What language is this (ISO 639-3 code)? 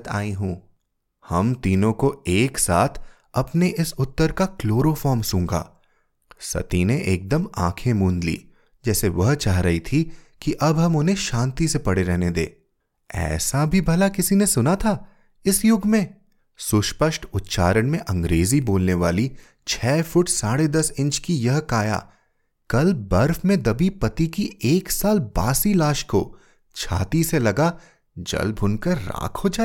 hin